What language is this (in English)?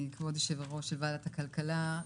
Hebrew